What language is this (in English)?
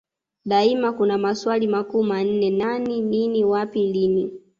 Swahili